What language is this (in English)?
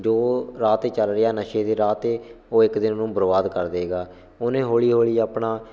Punjabi